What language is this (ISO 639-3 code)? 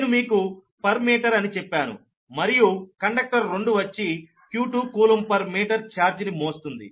tel